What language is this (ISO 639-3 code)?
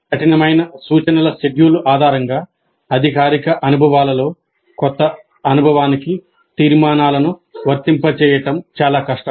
tel